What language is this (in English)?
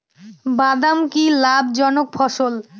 Bangla